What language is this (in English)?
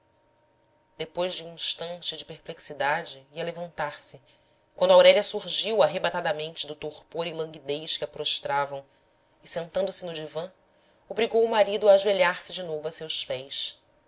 Portuguese